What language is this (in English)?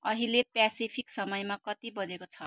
Nepali